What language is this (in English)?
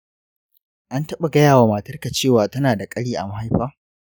Hausa